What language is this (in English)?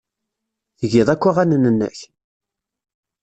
Kabyle